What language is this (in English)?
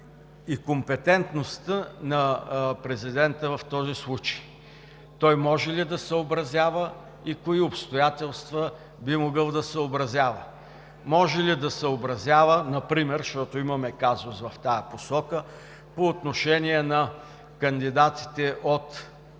Bulgarian